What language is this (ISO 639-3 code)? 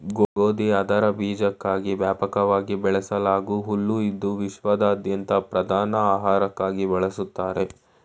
kan